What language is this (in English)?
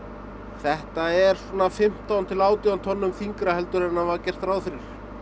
Icelandic